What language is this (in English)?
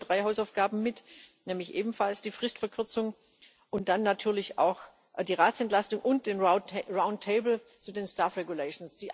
German